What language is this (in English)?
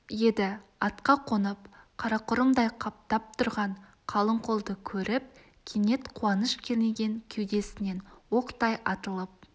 Kazakh